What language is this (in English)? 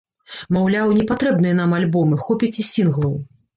Belarusian